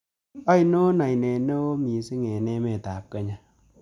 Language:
Kalenjin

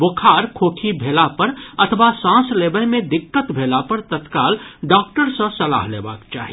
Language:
Maithili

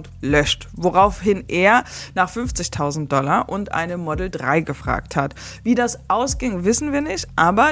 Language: German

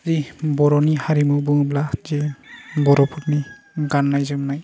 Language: Bodo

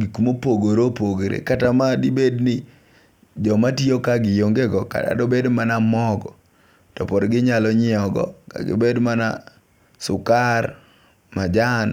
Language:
Luo (Kenya and Tanzania)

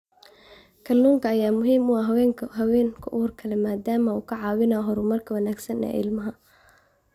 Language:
Somali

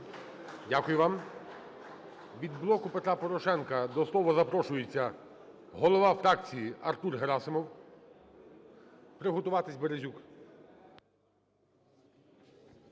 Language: Ukrainian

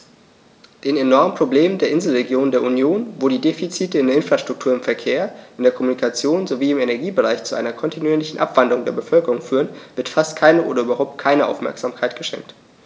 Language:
German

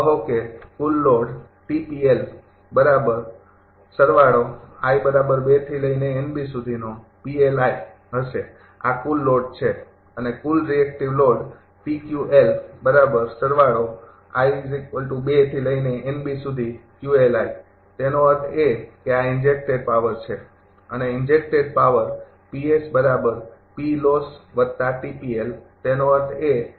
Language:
Gujarati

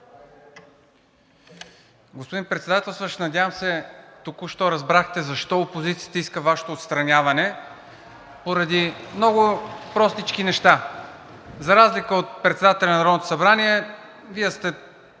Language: Bulgarian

